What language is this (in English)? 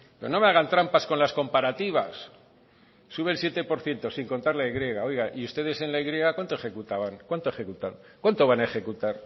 Spanish